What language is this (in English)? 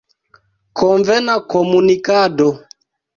Esperanto